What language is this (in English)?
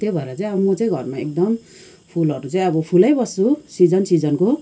Nepali